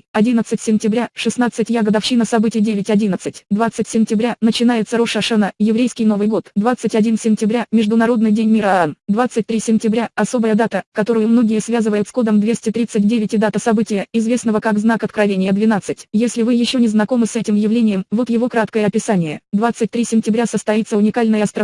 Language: Russian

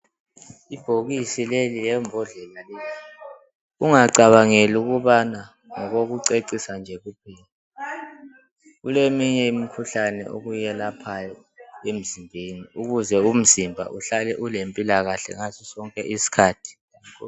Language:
North Ndebele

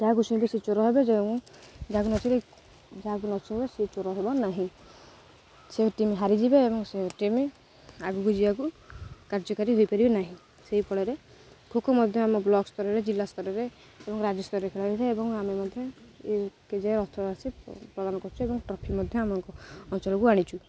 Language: Odia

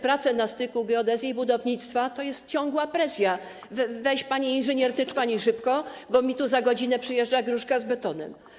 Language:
Polish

